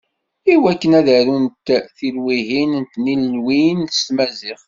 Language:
Kabyle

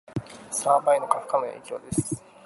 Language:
Japanese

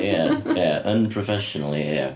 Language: Welsh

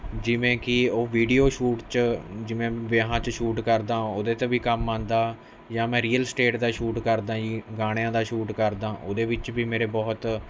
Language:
Punjabi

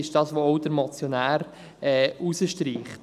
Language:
Swiss German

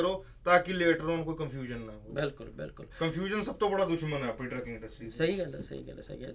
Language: Punjabi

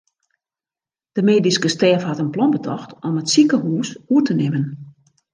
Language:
Western Frisian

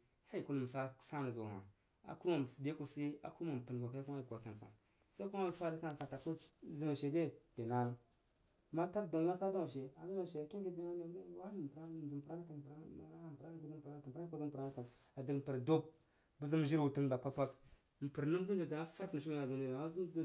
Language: Jiba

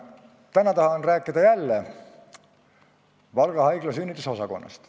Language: Estonian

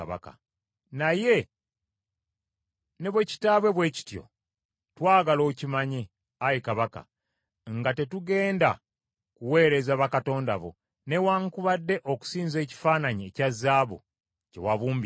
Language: Ganda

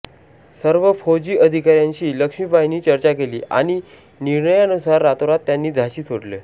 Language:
Marathi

